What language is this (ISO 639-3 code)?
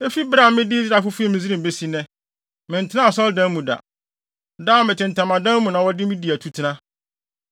aka